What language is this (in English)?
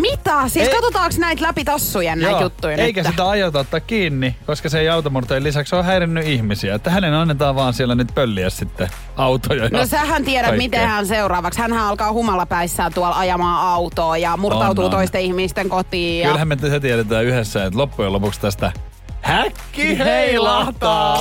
Finnish